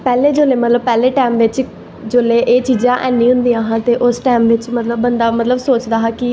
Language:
Dogri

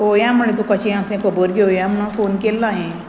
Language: Konkani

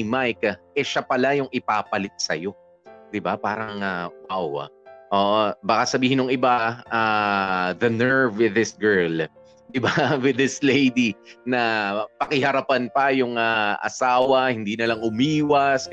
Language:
Filipino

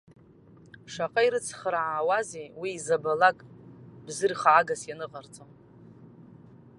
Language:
Abkhazian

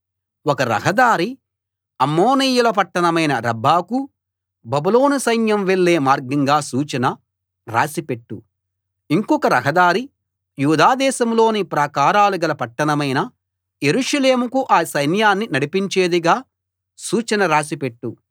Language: Telugu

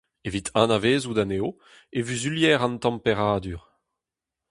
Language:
Breton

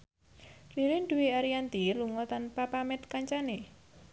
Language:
Javanese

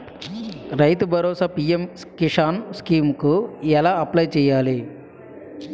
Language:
Telugu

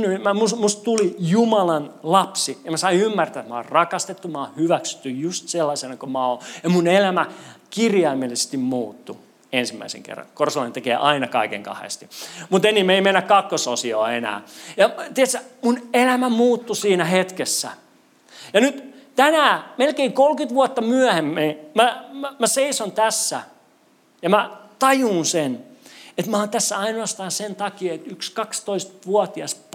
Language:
Finnish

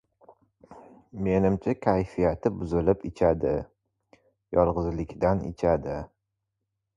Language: Uzbek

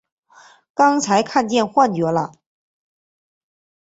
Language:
Chinese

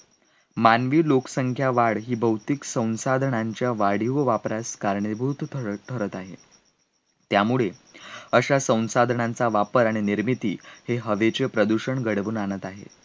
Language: Marathi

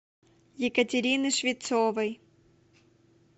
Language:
Russian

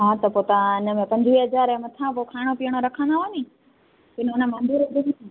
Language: Sindhi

